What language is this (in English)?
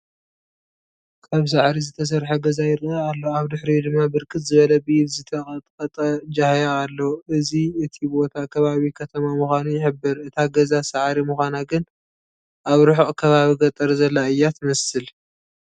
Tigrinya